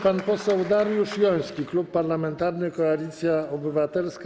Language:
Polish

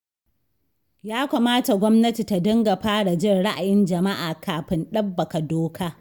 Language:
Hausa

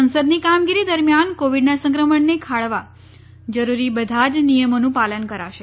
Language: Gujarati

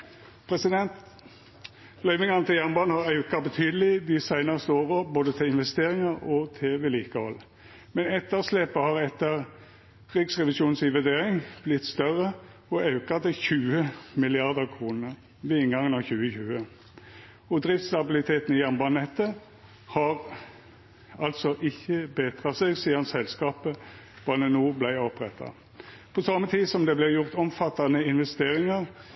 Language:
Norwegian Nynorsk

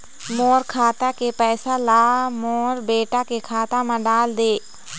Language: Chhattisgarhi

